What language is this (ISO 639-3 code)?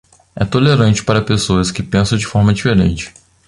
por